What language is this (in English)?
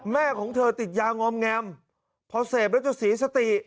Thai